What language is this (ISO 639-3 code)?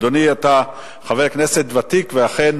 heb